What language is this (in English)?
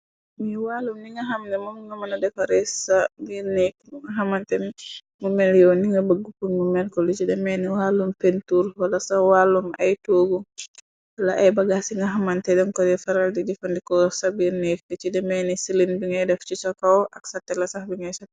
Wolof